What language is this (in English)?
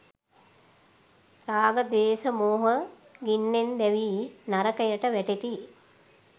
Sinhala